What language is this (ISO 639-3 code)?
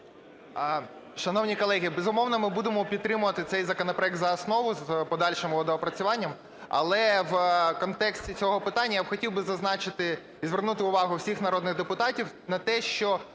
ukr